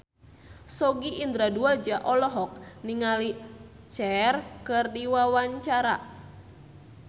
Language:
Sundanese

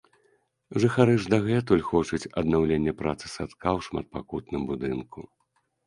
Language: Belarusian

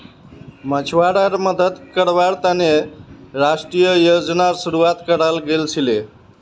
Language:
Magahi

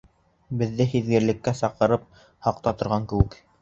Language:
Bashkir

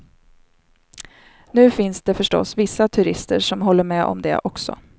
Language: Swedish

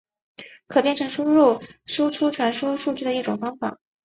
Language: Chinese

